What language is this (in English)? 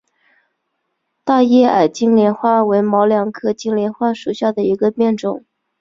Chinese